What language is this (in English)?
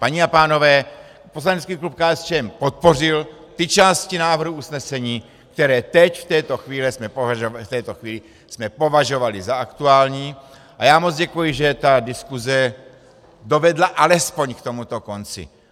Czech